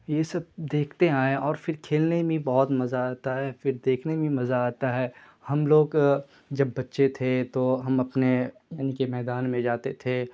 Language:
Urdu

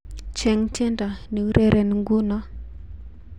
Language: Kalenjin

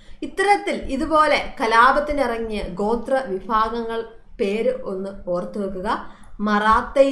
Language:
Turkish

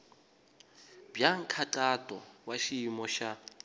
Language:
Tsonga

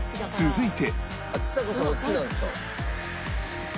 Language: Japanese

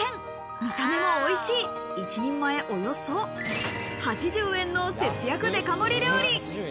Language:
Japanese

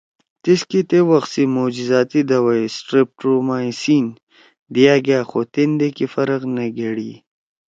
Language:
Torwali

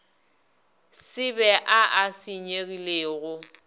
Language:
Northern Sotho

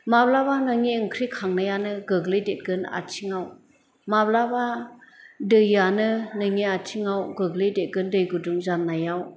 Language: Bodo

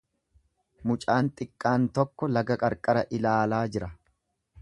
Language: Oromo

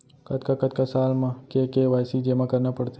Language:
Chhattisgarhi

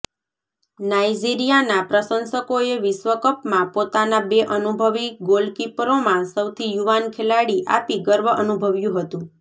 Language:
Gujarati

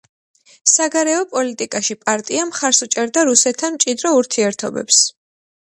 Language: Georgian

